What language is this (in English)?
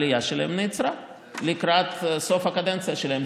Hebrew